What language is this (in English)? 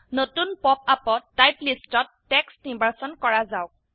Assamese